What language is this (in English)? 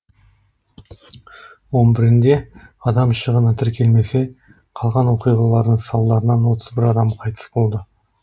Kazakh